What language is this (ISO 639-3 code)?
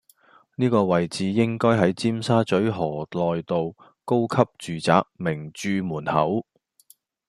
yue